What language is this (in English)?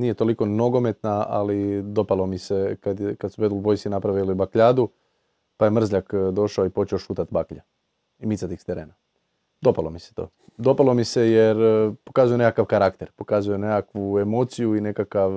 Croatian